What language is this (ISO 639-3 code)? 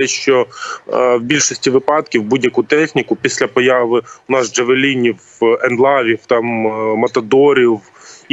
ukr